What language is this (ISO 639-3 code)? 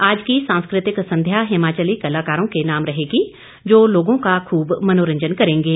hin